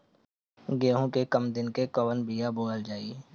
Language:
Bhojpuri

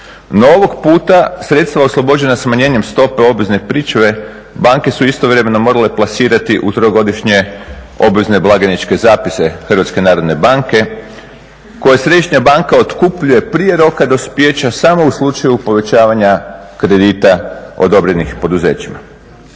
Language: Croatian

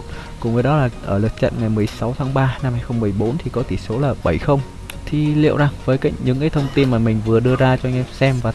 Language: Vietnamese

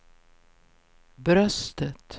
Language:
Swedish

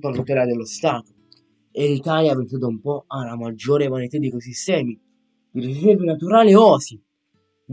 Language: Italian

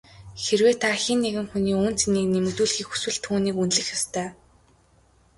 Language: Mongolian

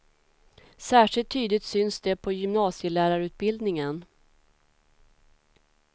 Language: Swedish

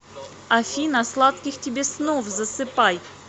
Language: Russian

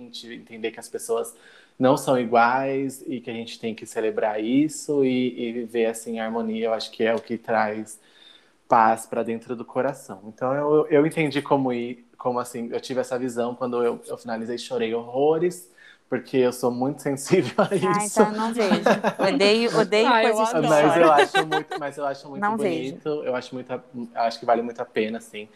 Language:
Portuguese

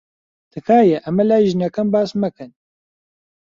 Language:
Central Kurdish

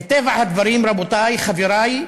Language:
Hebrew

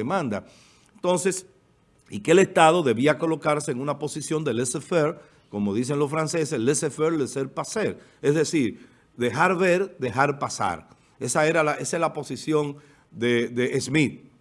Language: Spanish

